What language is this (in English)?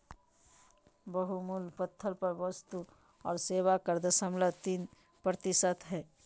Magahi